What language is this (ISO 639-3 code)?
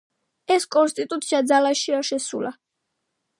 kat